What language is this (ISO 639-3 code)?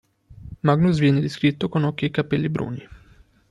ita